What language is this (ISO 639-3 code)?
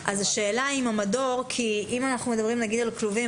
heb